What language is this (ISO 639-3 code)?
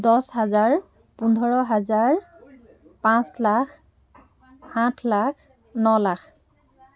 asm